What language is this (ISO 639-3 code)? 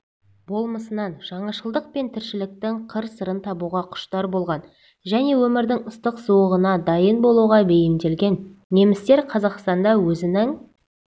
kaz